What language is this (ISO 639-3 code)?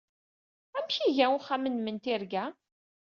kab